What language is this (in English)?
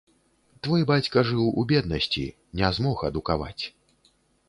Belarusian